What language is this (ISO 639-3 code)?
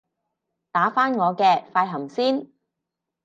yue